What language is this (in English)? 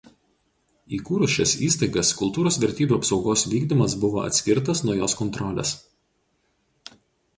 Lithuanian